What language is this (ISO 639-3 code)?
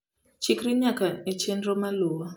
luo